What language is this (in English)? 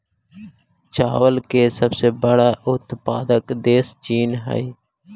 Magahi